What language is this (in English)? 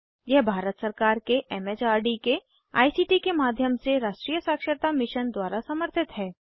Hindi